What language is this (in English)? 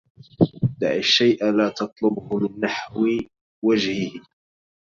Arabic